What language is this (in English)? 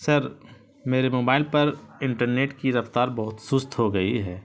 Urdu